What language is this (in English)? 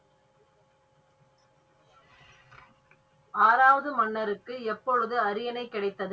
Tamil